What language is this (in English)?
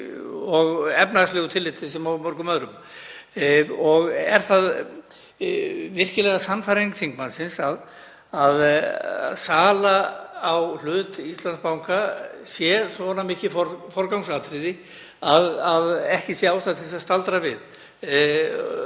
Icelandic